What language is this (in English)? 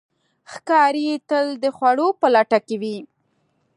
Pashto